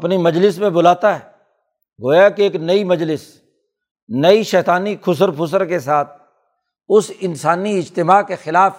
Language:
Urdu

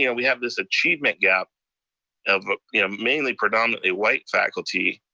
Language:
English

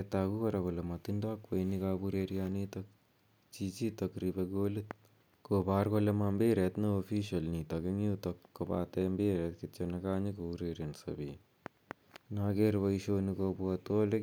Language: Kalenjin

